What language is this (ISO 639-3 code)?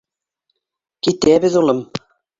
bak